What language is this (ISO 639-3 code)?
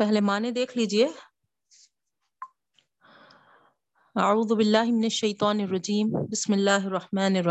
urd